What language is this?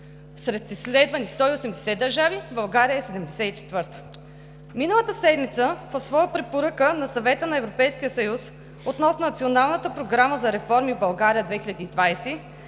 Bulgarian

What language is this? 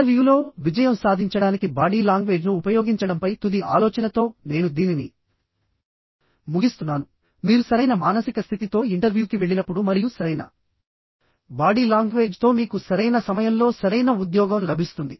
Telugu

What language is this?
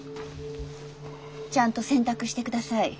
Japanese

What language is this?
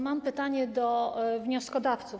Polish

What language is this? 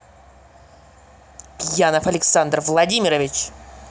Russian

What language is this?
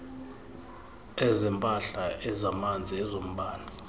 Xhosa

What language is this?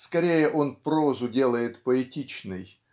Russian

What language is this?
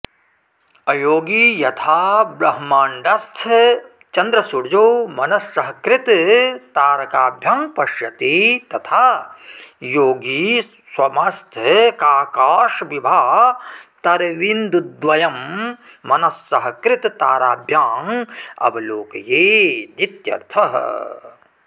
Sanskrit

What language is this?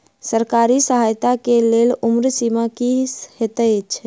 Maithili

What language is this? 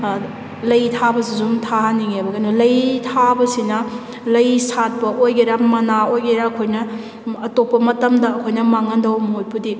Manipuri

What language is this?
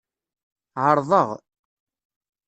Kabyle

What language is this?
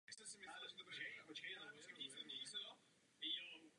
Czech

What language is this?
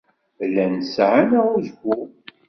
Kabyle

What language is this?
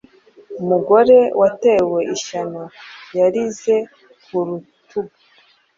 Kinyarwanda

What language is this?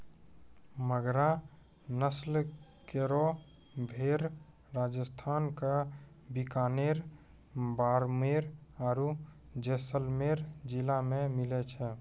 Maithili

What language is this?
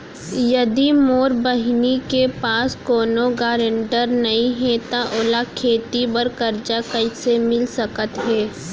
Chhattisgarhi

